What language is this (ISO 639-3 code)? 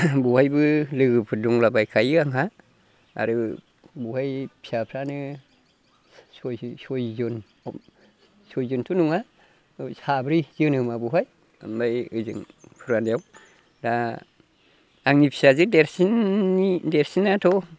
brx